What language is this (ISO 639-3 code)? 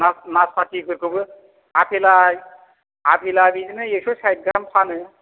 brx